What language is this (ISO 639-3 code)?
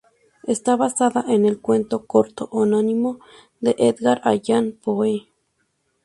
spa